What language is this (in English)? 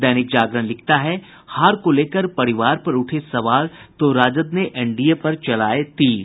Hindi